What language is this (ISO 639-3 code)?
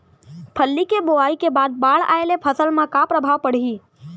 hne